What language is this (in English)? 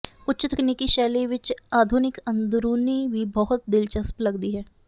Punjabi